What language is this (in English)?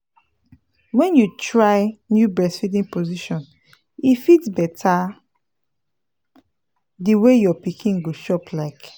Nigerian Pidgin